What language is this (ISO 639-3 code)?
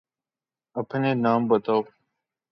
urd